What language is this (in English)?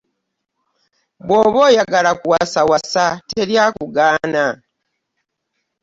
Ganda